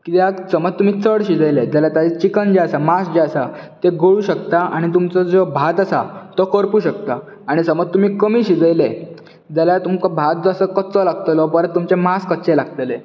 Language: Konkani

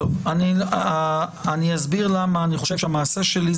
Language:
Hebrew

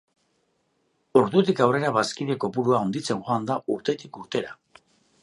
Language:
Basque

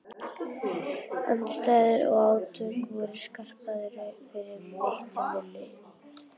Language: Icelandic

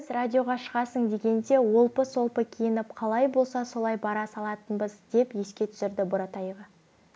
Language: Kazakh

